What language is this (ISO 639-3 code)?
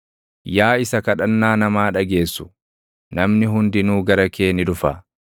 orm